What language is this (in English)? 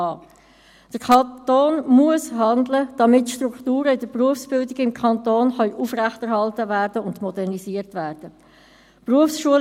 Swiss German